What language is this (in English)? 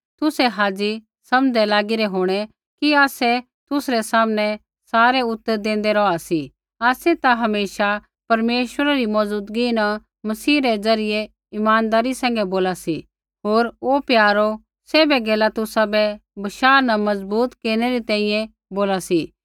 Kullu Pahari